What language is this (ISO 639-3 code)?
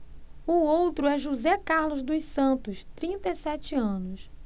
por